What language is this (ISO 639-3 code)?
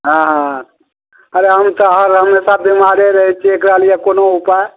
mai